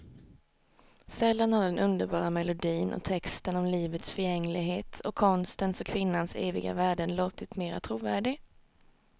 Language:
Swedish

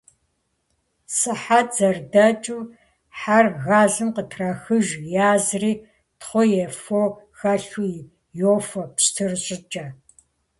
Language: Kabardian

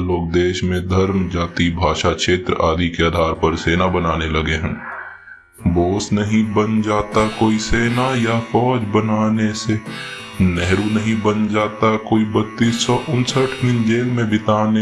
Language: Hindi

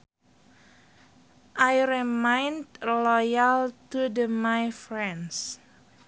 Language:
Sundanese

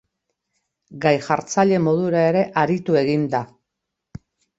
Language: Basque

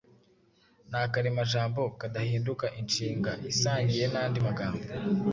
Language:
Kinyarwanda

